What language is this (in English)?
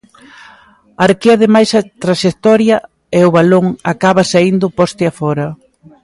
Galician